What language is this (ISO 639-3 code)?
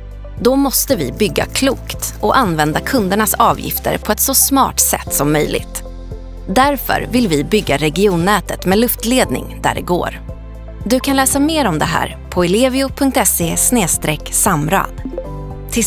swe